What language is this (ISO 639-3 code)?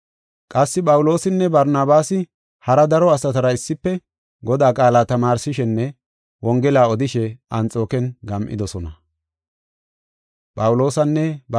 gof